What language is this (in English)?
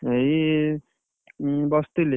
Odia